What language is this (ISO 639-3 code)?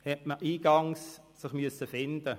gsw